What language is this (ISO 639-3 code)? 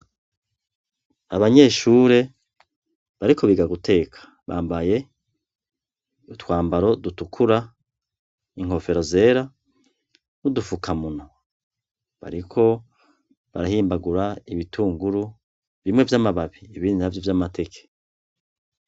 run